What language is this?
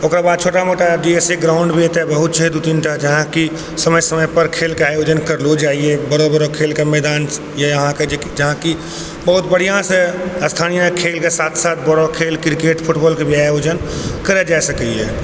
Maithili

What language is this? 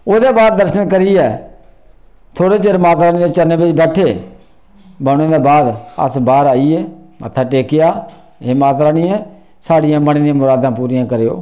Dogri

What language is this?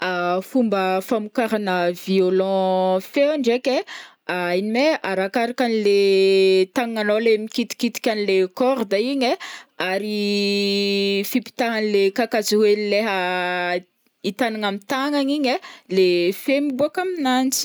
Northern Betsimisaraka Malagasy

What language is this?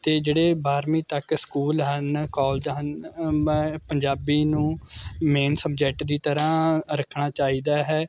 Punjabi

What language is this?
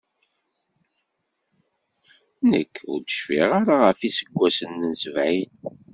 Kabyle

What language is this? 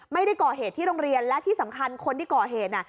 Thai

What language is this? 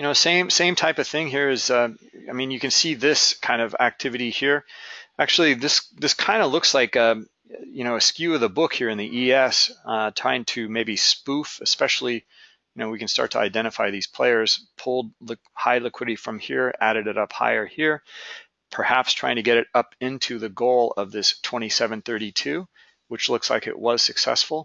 English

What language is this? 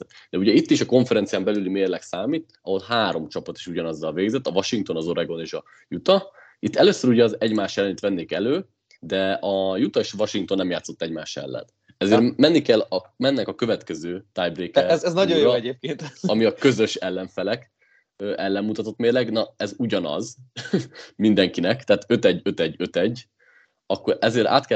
Hungarian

